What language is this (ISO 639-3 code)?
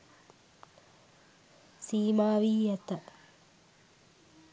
sin